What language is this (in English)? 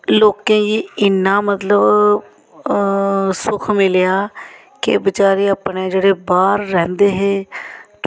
Dogri